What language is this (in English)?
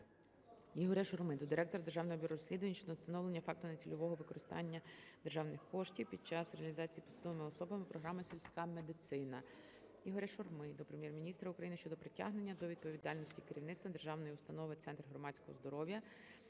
Ukrainian